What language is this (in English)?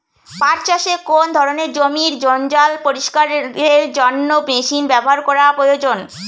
Bangla